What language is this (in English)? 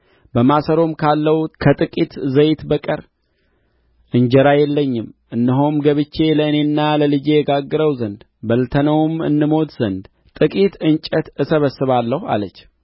Amharic